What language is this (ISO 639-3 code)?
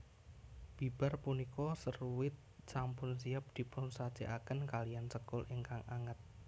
jav